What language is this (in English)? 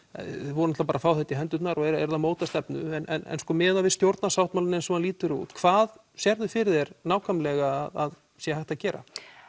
Icelandic